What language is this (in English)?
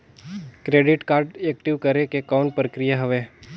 Chhattisgarhi